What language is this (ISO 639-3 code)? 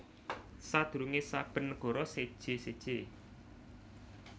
jav